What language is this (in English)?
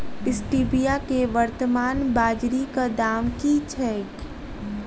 Maithili